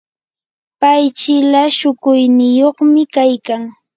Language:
Yanahuanca Pasco Quechua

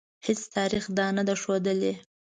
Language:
Pashto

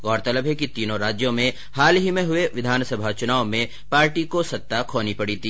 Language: Hindi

